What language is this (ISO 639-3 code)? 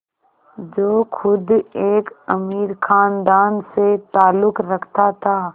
hin